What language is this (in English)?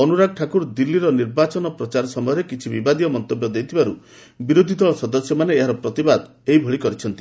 Odia